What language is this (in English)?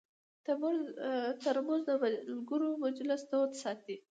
Pashto